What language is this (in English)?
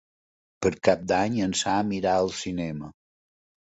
Catalan